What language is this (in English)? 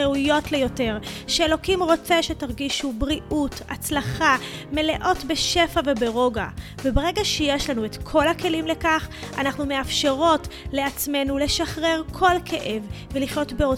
Hebrew